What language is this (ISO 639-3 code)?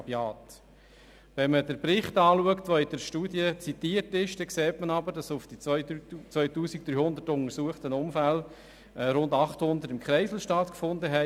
gsw